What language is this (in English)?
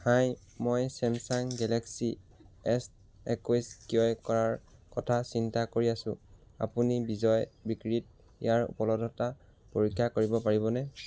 Assamese